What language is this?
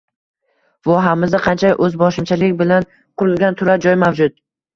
Uzbek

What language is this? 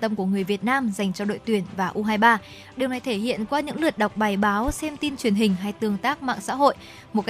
Vietnamese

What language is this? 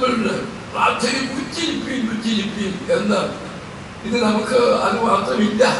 Turkish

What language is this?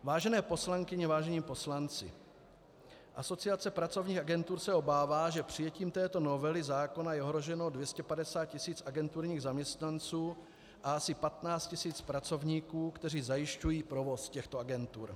Czech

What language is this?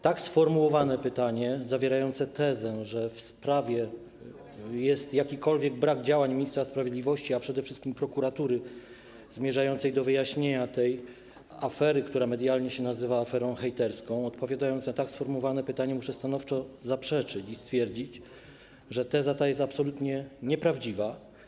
Polish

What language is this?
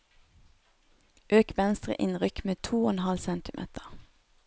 Norwegian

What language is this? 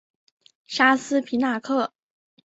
Chinese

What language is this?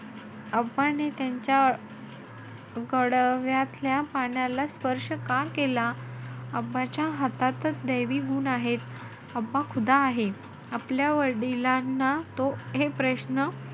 Marathi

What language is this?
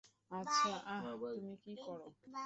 Bangla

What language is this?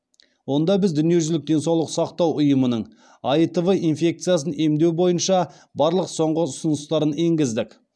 Kazakh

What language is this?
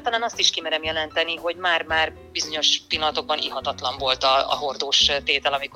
Hungarian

